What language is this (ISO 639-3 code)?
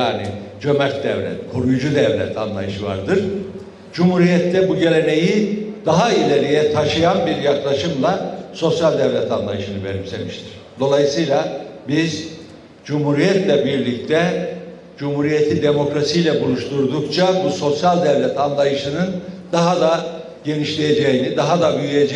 tur